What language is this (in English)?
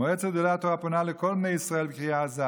Hebrew